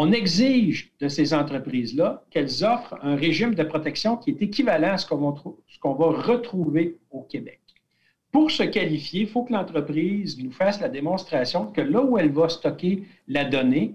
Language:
French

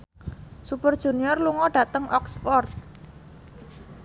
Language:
Javanese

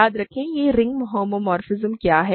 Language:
Hindi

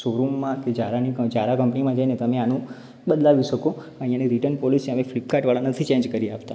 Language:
Gujarati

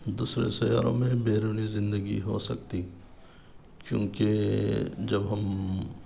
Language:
Urdu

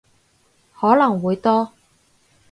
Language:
Cantonese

